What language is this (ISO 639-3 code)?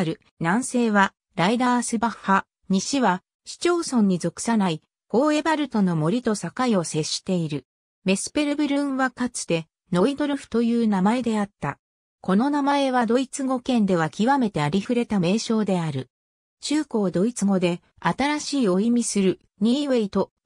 jpn